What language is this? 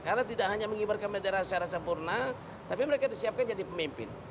Indonesian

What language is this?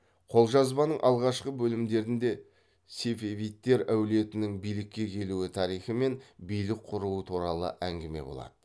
Kazakh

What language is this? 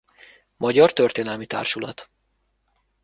Hungarian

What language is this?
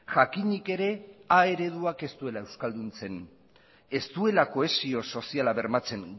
Basque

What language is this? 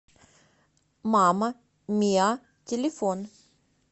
Russian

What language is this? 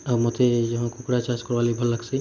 Odia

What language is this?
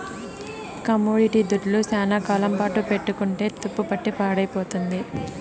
Telugu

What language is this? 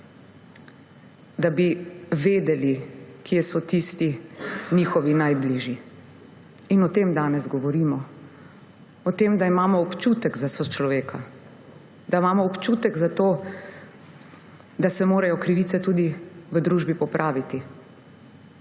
Slovenian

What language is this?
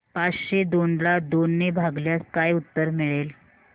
Marathi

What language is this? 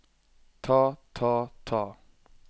Norwegian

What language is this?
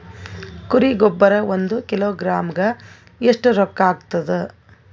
Kannada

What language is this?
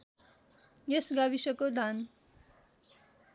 Nepali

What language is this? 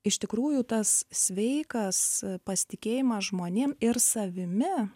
Lithuanian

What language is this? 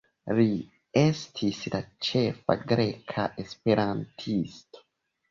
Esperanto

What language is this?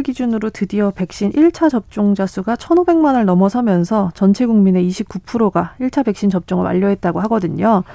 Korean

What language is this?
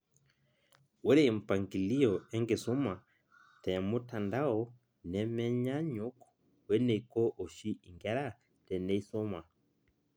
Masai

